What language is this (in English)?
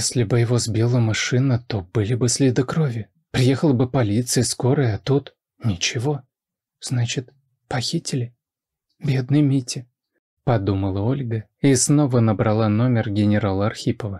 Russian